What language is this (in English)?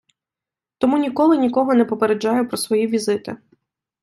Ukrainian